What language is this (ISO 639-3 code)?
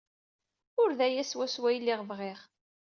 kab